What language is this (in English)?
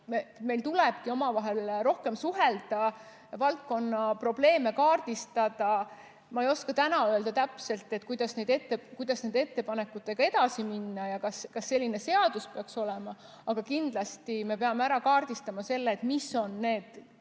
Estonian